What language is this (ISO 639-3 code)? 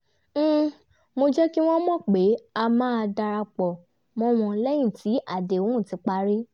yor